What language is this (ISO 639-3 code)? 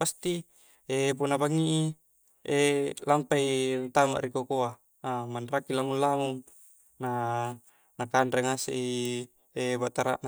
kjc